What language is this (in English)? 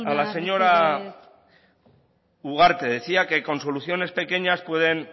Spanish